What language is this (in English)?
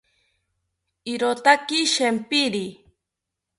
South Ucayali Ashéninka